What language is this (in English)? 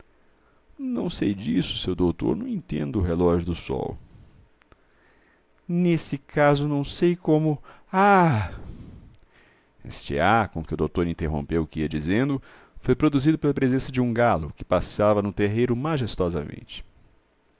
Portuguese